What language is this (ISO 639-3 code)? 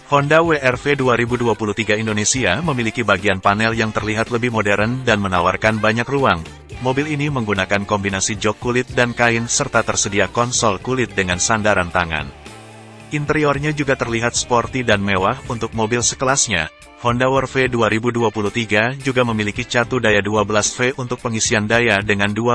ind